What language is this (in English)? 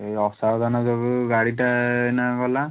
Odia